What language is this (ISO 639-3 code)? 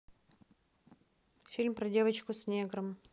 rus